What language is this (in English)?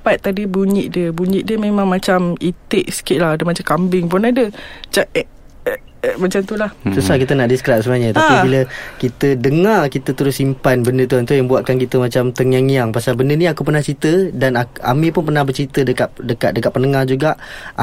Malay